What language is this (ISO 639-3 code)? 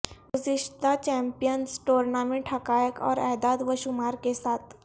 urd